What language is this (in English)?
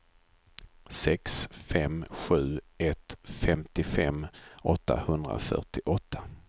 Swedish